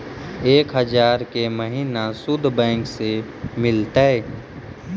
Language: Magahi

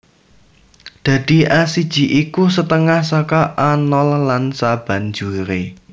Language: Javanese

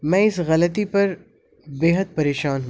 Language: Urdu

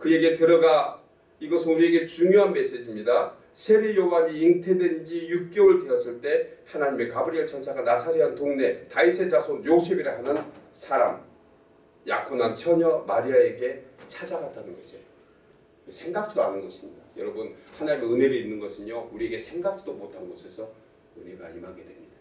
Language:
Korean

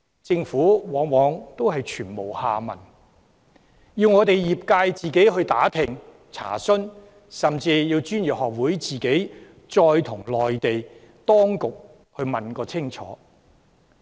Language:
Cantonese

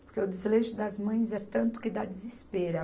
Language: Portuguese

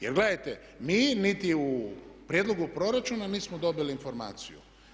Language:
Croatian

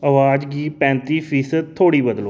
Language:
Dogri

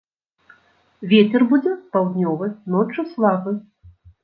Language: Belarusian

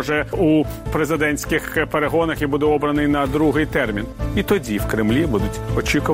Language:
Ukrainian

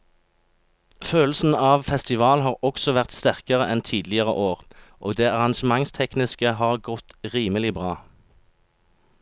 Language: Norwegian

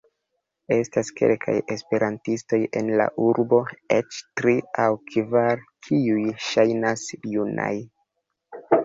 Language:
Esperanto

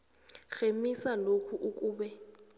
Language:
South Ndebele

